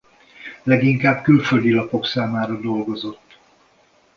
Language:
Hungarian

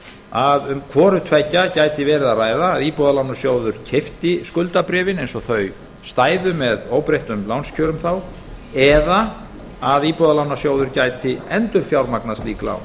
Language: Icelandic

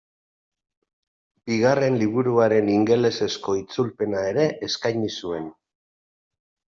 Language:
Basque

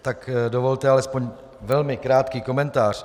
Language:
Czech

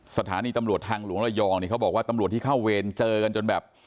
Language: Thai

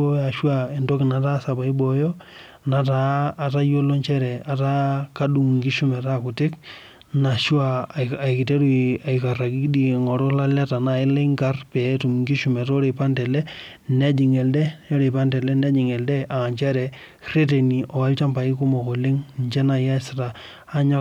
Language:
Masai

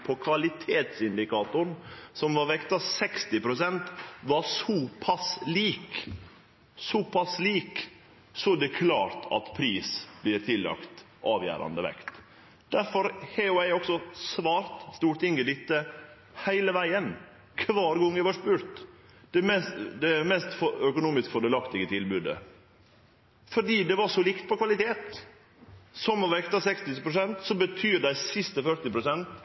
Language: Norwegian Nynorsk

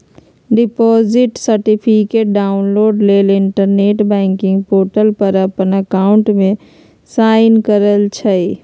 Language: Magahi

